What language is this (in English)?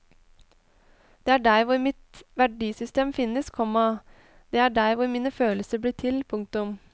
Norwegian